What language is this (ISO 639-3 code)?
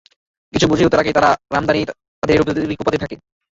ben